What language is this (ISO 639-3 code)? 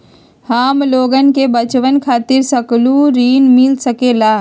mag